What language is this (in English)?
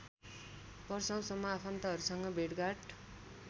Nepali